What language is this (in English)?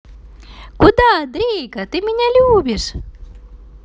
Russian